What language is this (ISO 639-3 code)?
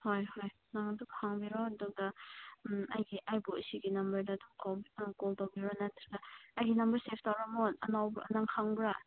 mni